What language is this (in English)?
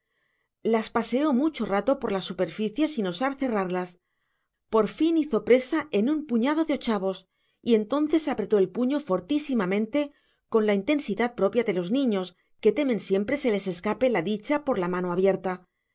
Spanish